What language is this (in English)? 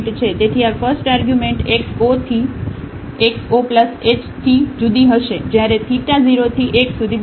Gujarati